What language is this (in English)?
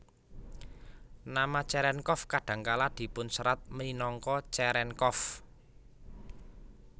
Javanese